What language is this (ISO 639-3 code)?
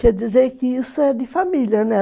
por